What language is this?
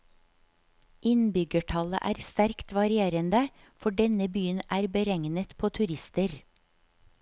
Norwegian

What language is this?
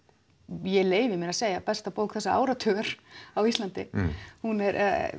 Icelandic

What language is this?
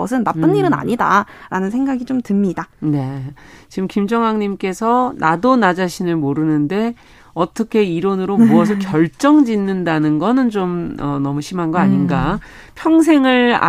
Korean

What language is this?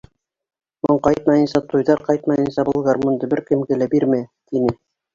Bashkir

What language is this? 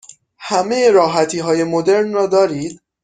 Persian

